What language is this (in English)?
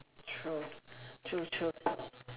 English